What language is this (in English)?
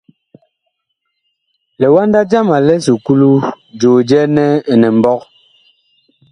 Bakoko